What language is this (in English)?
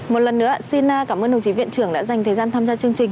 Vietnamese